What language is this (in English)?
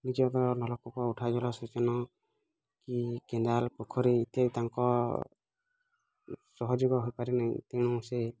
Odia